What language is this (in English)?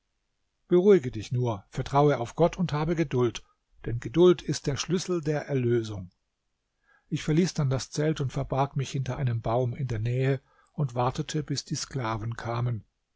German